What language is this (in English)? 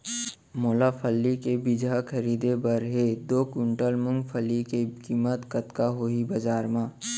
Chhattisgarhi